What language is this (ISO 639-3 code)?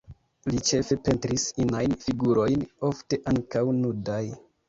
epo